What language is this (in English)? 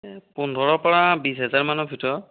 Assamese